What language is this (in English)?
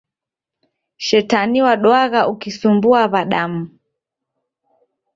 Taita